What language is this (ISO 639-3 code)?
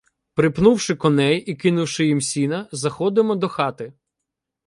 ukr